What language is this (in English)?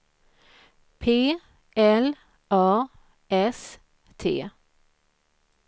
Swedish